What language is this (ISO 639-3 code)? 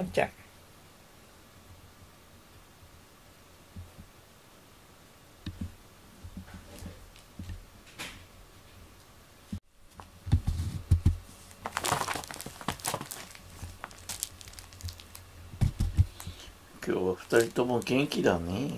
jpn